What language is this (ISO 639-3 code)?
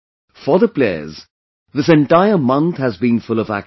eng